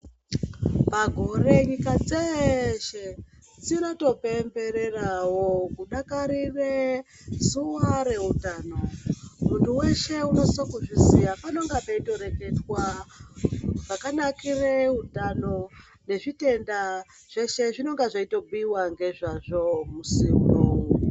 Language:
Ndau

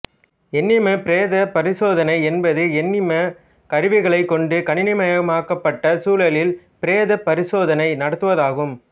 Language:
Tamil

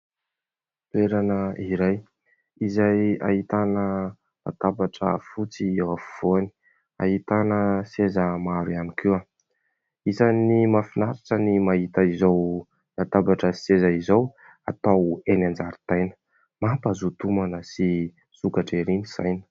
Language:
Malagasy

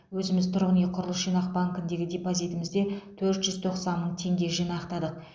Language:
Kazakh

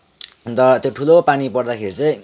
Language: Nepali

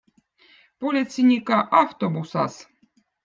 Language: Votic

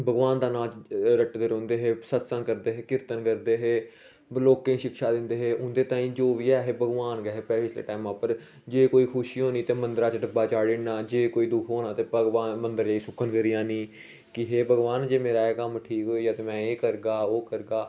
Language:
Dogri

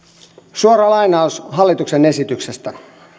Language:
Finnish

